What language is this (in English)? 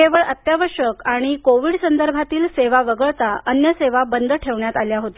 Marathi